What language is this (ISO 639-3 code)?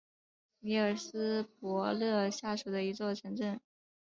zho